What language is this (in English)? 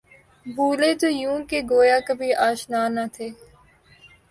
Urdu